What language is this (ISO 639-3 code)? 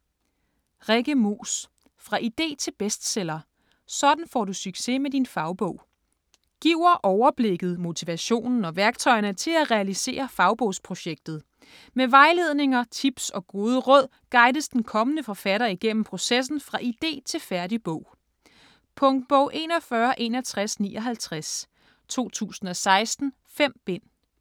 dan